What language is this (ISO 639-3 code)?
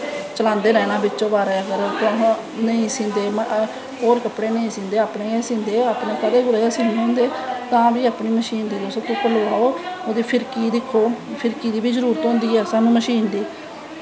doi